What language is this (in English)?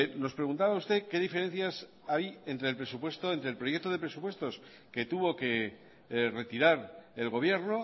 Spanish